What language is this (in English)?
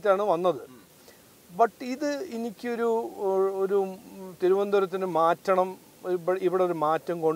Malayalam